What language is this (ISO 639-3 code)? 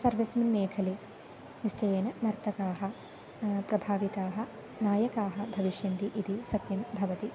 san